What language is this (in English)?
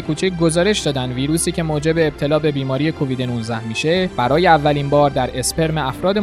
Persian